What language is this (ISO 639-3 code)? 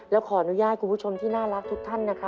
tha